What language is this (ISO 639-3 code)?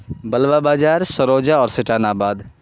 urd